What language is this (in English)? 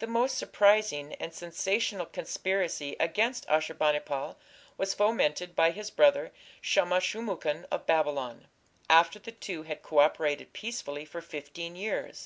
English